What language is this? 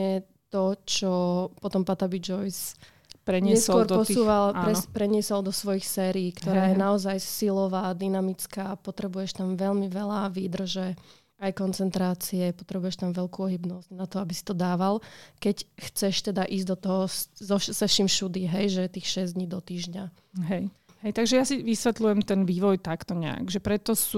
Slovak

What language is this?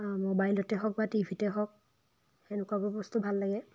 Assamese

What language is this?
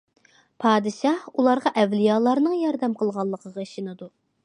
Uyghur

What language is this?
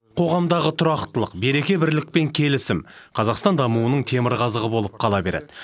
Kazakh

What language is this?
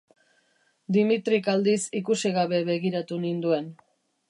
Basque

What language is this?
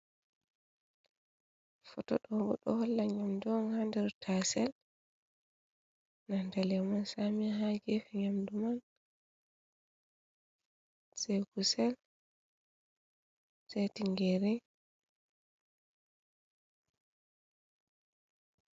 Fula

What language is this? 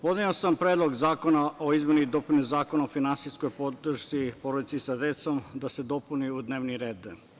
Serbian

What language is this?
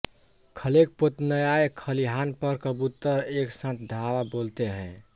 Hindi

